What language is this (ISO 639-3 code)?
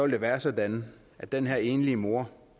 dan